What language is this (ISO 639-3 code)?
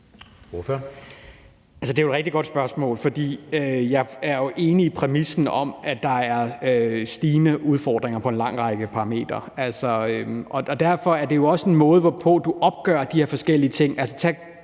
dan